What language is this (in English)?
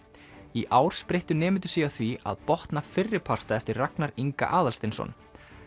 Icelandic